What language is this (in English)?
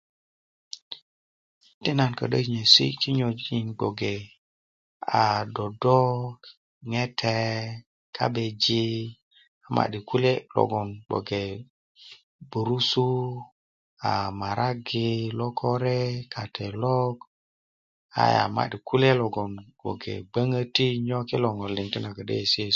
Kuku